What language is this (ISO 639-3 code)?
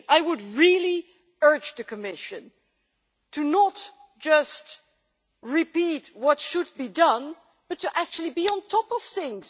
eng